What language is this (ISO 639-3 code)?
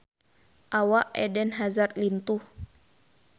sun